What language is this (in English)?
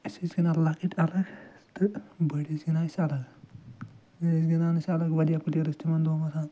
Kashmiri